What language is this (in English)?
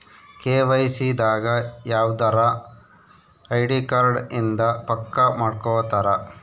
Kannada